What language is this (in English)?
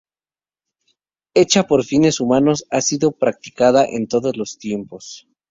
Spanish